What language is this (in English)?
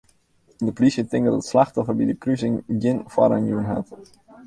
Western Frisian